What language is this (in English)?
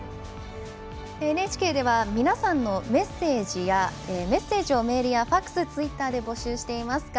Japanese